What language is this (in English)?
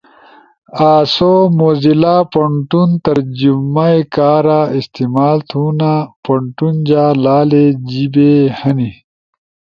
Ushojo